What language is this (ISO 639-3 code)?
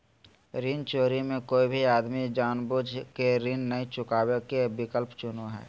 mag